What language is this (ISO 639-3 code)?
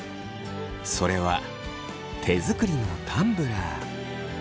jpn